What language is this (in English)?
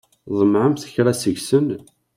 Kabyle